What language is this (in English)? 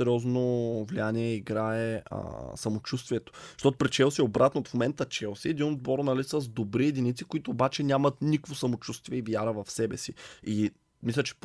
Bulgarian